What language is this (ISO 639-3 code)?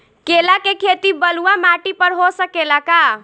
bho